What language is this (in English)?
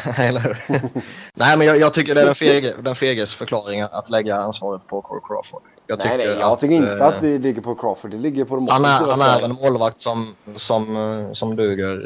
Swedish